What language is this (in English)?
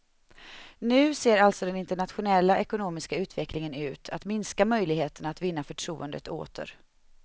Swedish